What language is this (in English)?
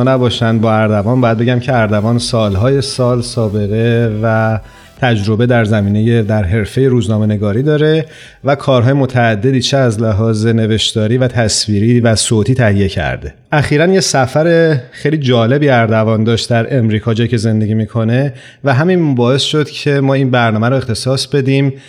Persian